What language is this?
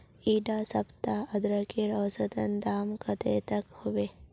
Magahi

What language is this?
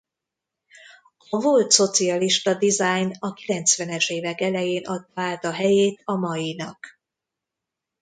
Hungarian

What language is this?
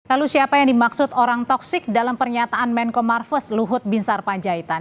Indonesian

